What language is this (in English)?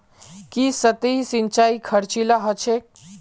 Magahi